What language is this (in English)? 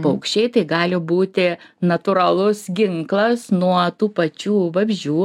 Lithuanian